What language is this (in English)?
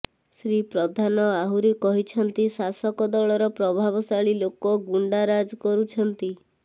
Odia